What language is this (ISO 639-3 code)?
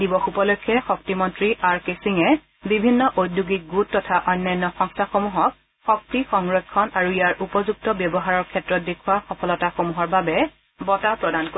asm